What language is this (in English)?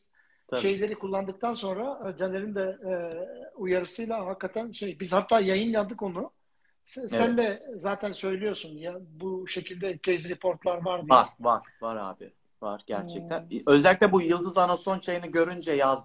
Turkish